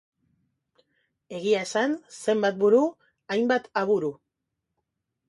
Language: Basque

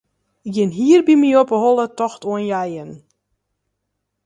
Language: Western Frisian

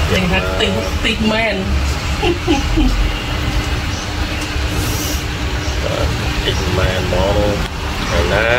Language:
Thai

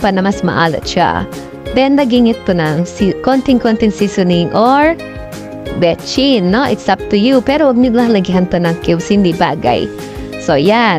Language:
Filipino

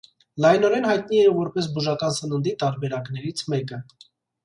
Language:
Armenian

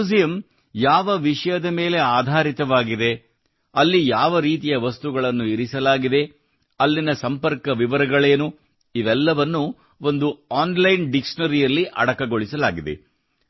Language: Kannada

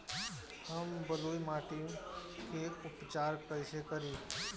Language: Bhojpuri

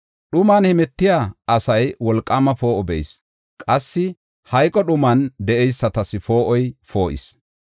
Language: Gofa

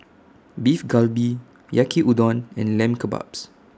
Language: English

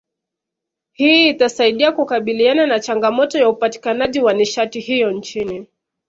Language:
Swahili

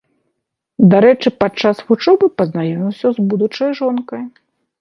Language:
Belarusian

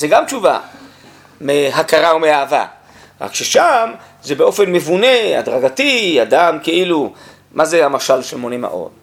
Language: Hebrew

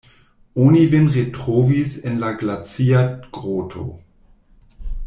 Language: Esperanto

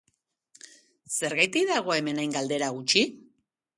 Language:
Basque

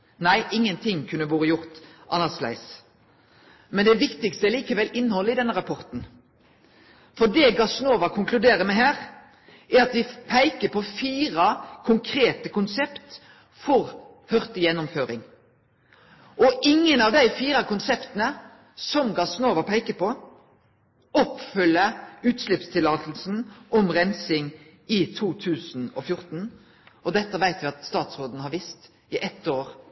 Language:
Norwegian Nynorsk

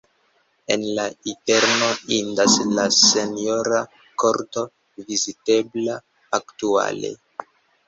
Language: Esperanto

